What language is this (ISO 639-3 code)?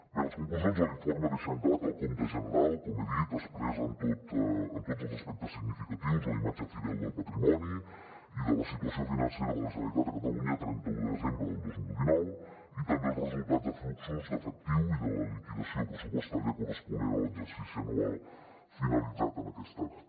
cat